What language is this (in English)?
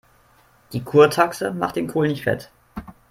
German